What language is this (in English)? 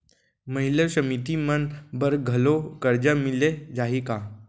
Chhattisgarhi